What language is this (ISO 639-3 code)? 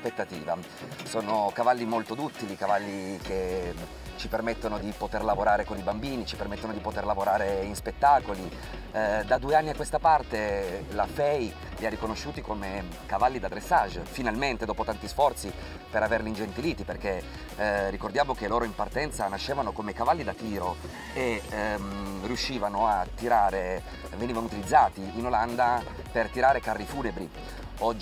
ita